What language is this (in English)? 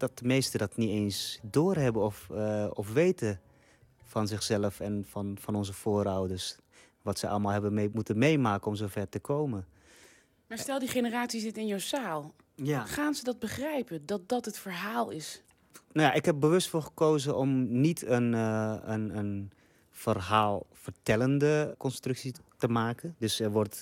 Dutch